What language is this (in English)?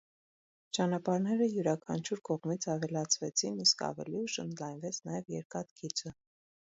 Armenian